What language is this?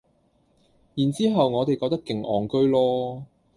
Cantonese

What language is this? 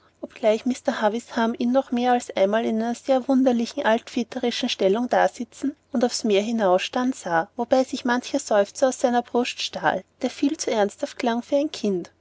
German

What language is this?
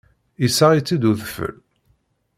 Kabyle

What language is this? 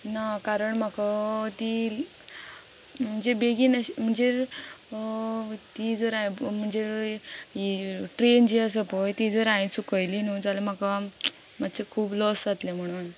Konkani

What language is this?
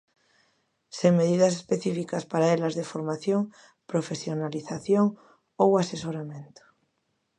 Galician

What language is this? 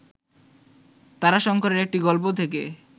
Bangla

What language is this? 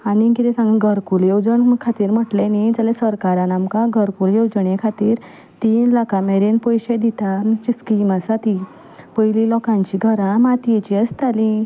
Konkani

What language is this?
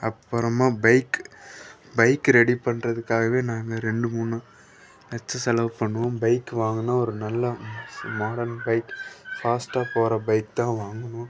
Tamil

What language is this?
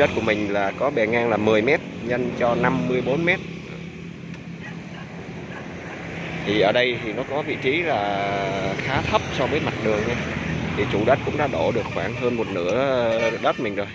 Vietnamese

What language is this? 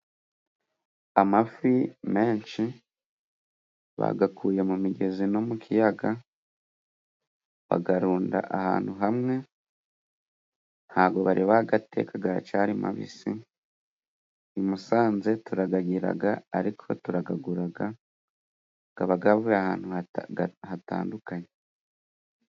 Kinyarwanda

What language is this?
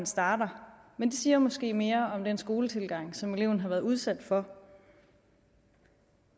Danish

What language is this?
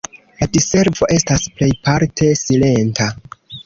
Esperanto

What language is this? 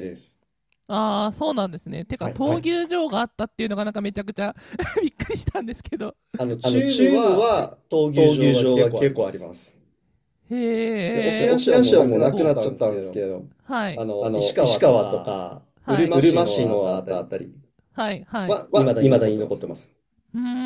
Japanese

